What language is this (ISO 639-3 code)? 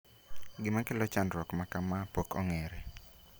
luo